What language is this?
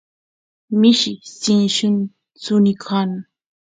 Santiago del Estero Quichua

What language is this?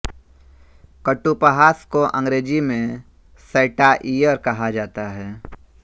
Hindi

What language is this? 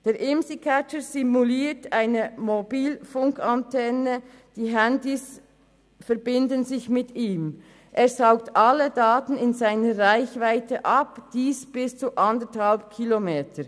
Swiss German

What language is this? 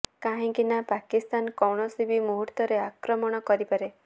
Odia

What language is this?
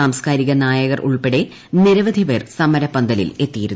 Malayalam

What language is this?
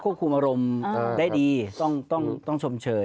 Thai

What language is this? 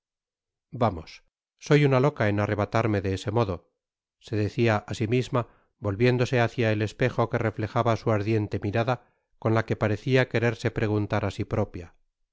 Spanish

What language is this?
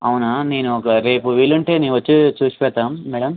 Telugu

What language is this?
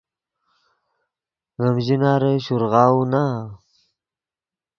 Yidgha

